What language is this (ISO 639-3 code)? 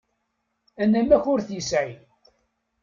kab